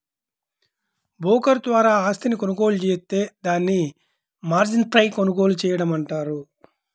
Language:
Telugu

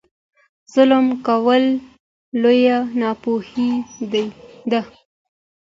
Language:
Pashto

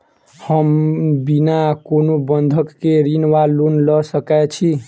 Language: Maithili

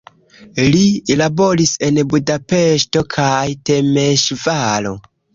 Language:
Esperanto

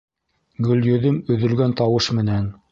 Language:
Bashkir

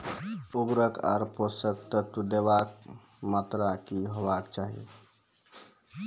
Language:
Maithili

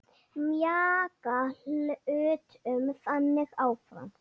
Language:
Icelandic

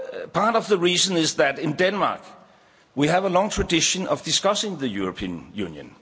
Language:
English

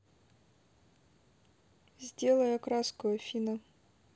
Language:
Russian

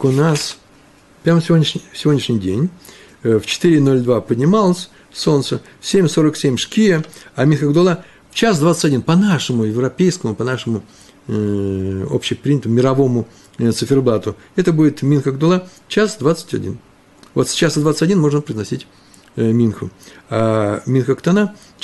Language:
Russian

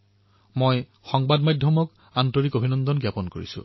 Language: Assamese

